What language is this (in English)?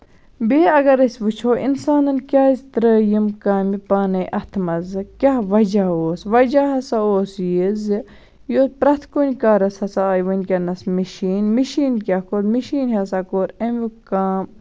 Kashmiri